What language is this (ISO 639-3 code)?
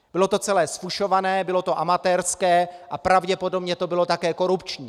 ces